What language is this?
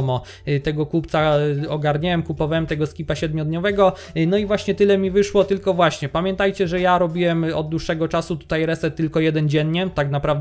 Polish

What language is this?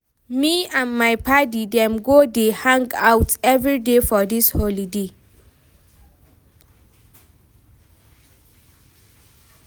Nigerian Pidgin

